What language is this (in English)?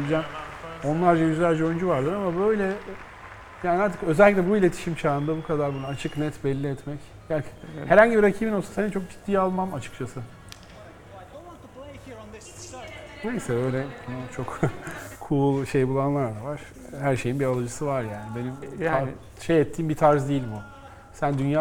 Turkish